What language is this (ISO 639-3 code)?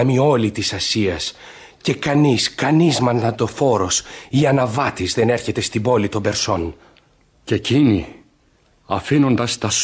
ell